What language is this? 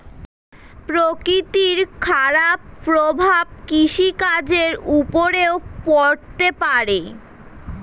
Bangla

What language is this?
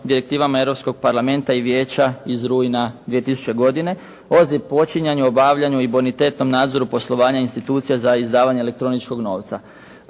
Croatian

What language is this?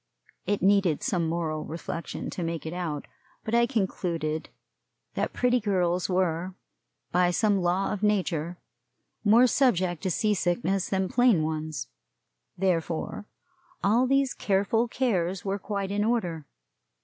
English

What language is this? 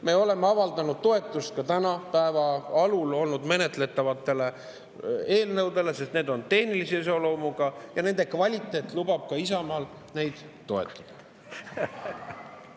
Estonian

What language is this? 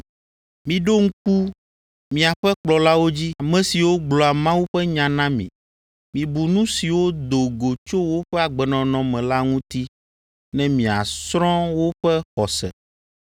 Ewe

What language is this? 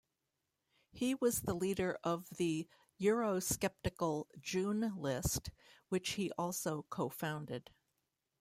English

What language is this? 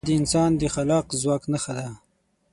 Pashto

